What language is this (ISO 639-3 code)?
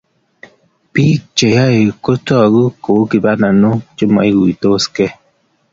kln